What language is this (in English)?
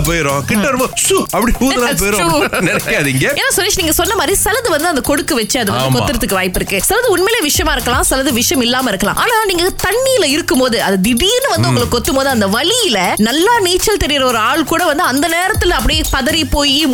Tamil